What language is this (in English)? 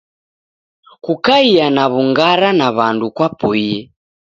Taita